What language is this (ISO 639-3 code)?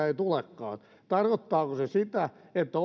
fin